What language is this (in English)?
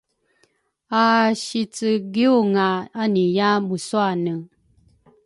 Rukai